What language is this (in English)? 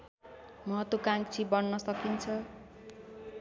Nepali